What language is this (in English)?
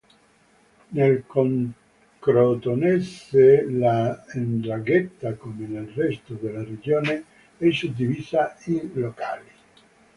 Italian